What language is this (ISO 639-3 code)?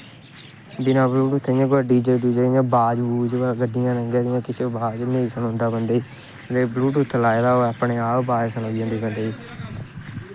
doi